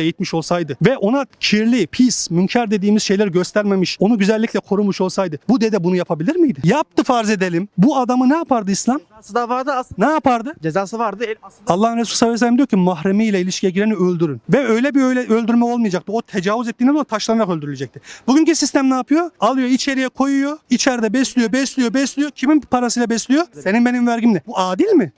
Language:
Turkish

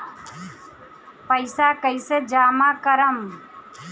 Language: Bhojpuri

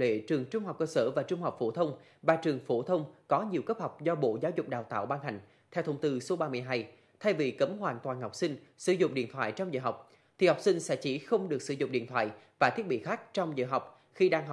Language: Vietnamese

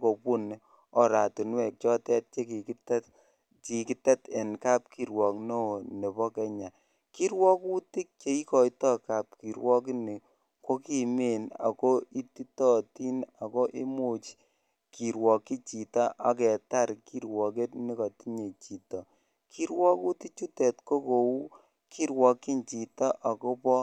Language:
Kalenjin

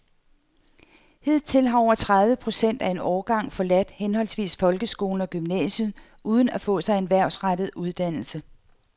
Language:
Danish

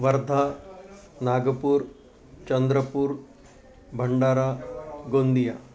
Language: Sanskrit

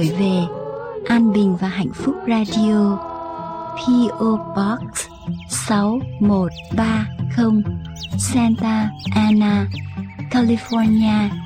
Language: Vietnamese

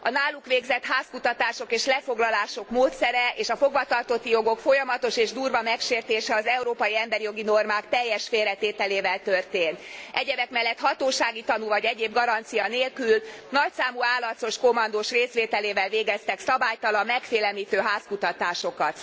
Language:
Hungarian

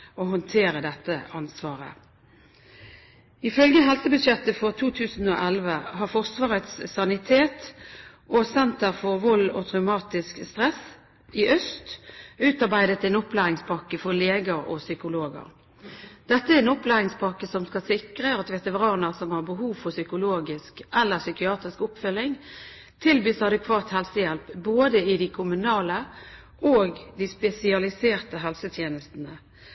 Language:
Norwegian Bokmål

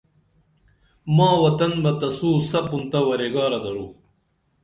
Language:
Dameli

